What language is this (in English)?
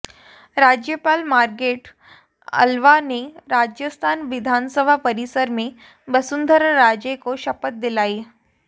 Hindi